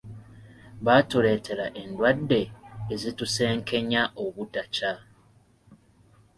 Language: Ganda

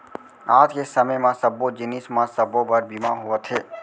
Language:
Chhattisgarhi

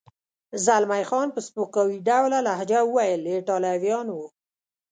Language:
Pashto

